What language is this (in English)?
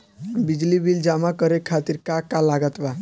Bhojpuri